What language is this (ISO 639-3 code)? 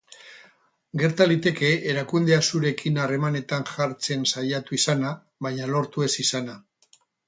eus